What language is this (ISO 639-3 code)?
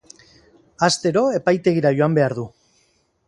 eus